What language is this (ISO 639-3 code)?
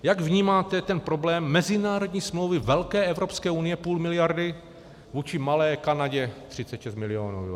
ces